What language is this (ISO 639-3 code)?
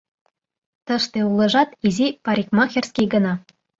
chm